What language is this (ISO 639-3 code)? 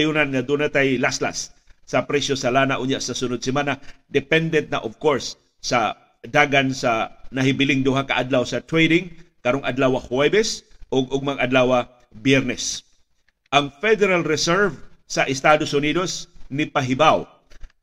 fil